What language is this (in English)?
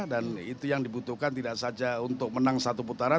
Indonesian